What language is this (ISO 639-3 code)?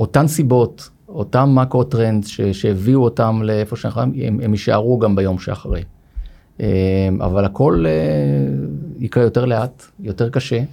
heb